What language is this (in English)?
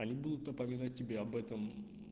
Russian